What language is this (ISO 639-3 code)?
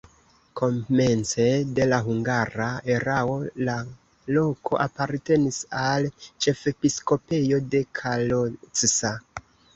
epo